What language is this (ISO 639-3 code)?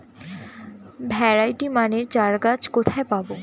ben